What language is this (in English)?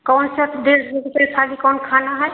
Hindi